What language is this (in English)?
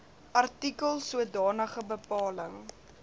Afrikaans